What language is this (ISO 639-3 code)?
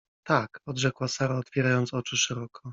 pol